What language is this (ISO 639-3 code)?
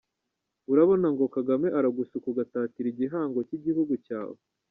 kin